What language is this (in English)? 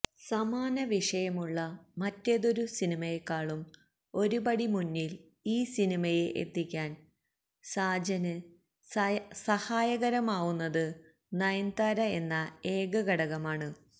Malayalam